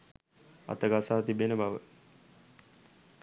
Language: Sinhala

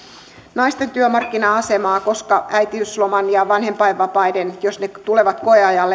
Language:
Finnish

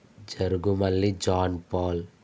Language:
Telugu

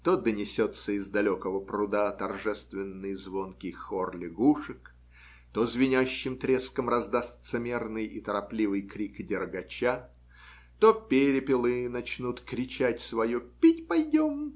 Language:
Russian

